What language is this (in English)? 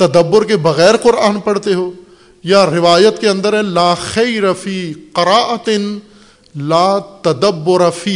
Urdu